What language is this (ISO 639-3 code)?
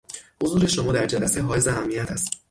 fas